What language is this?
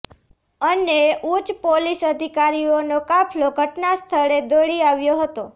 Gujarati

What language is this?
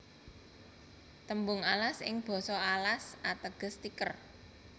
Javanese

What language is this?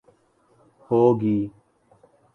Urdu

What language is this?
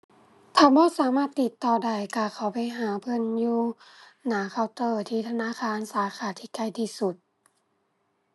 Thai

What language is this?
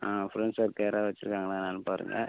Tamil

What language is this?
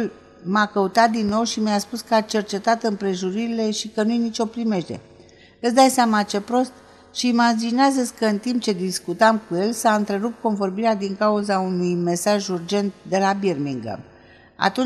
Romanian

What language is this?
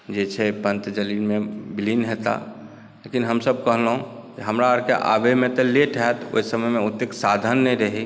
Maithili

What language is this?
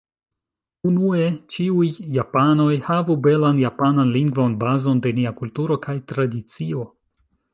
Esperanto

